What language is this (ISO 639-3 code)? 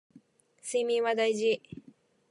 jpn